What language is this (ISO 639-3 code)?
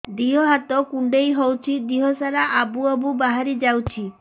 ori